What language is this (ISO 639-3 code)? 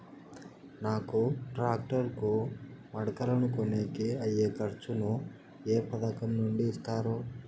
tel